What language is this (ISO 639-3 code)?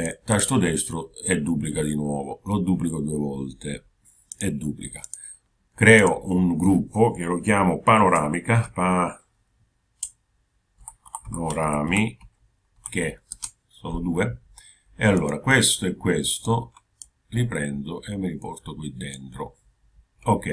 ita